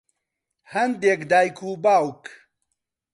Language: Central Kurdish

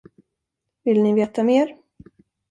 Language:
Swedish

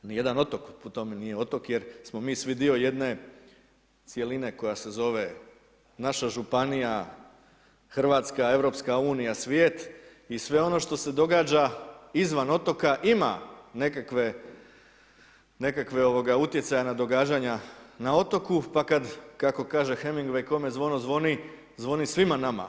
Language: Croatian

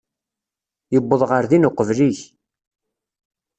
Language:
Kabyle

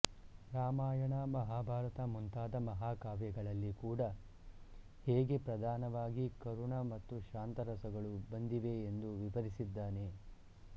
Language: Kannada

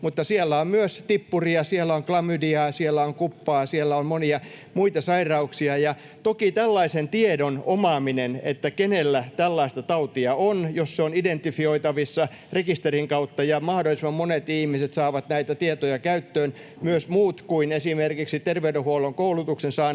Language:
Finnish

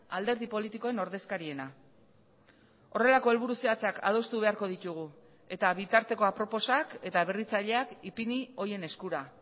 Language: Basque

